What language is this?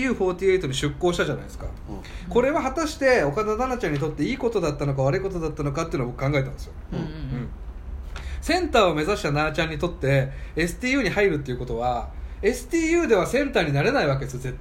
Japanese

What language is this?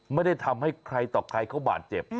Thai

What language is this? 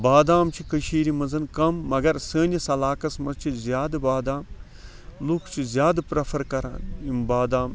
Kashmiri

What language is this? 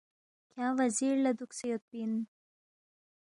Balti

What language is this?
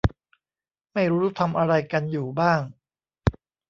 Thai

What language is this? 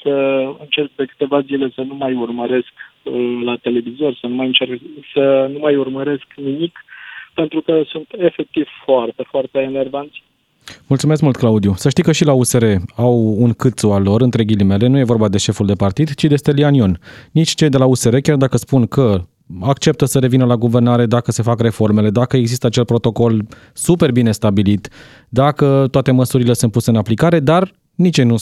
Romanian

